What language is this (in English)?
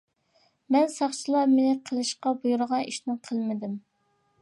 Uyghur